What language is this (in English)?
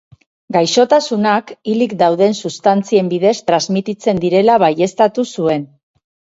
Basque